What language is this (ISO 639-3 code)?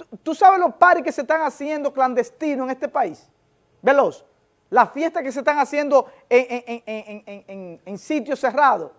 spa